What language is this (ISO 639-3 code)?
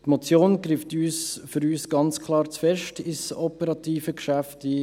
gsw